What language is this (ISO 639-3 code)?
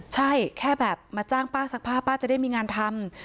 tha